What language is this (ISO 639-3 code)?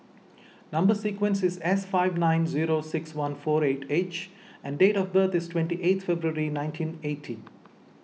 eng